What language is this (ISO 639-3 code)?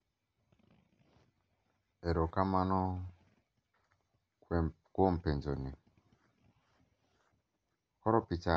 luo